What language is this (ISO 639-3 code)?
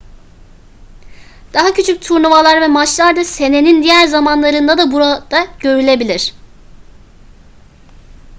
tur